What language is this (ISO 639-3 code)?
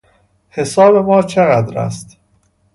fas